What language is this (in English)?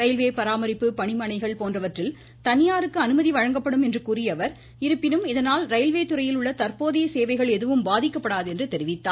Tamil